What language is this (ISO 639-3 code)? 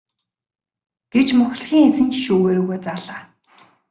mon